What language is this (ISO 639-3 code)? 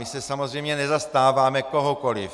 ces